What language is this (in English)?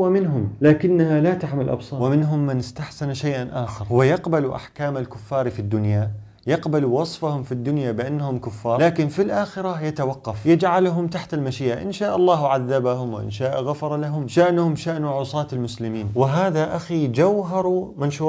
Arabic